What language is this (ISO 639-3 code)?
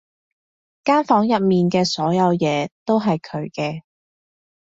yue